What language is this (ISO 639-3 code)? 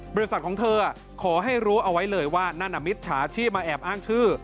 tha